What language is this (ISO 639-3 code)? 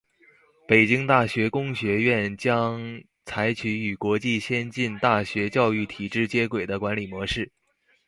zho